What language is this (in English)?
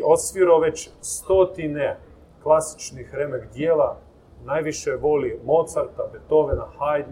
Croatian